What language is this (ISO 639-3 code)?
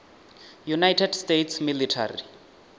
ven